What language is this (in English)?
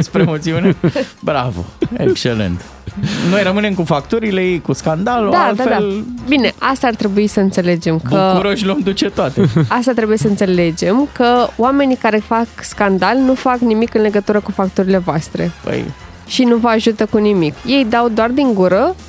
Romanian